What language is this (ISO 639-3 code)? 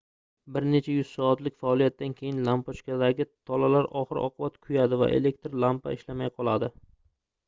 uzb